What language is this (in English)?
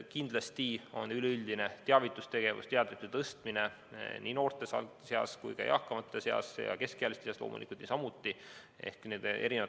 Estonian